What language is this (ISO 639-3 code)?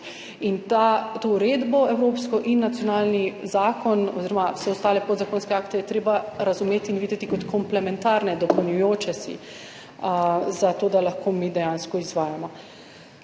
slv